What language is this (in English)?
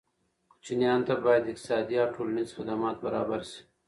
Pashto